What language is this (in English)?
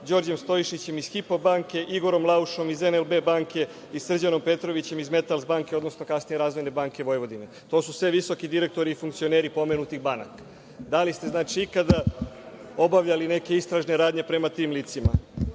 Serbian